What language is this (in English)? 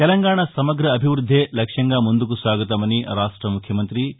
Telugu